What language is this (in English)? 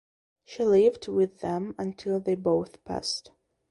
English